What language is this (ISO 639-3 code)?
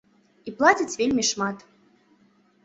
bel